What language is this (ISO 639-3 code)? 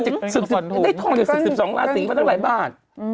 tha